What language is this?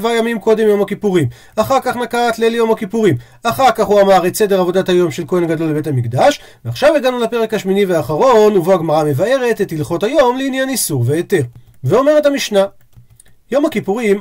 Hebrew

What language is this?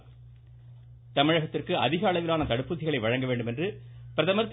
Tamil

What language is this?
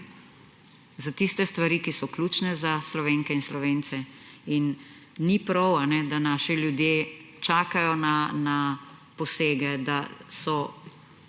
Slovenian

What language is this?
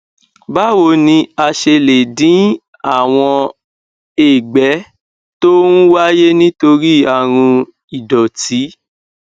Yoruba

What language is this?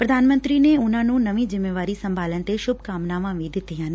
Punjabi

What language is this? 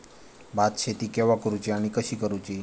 Marathi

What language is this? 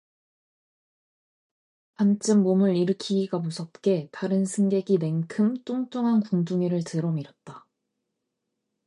Korean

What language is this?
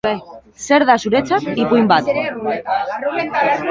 Basque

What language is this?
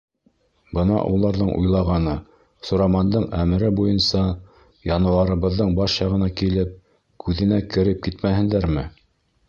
Bashkir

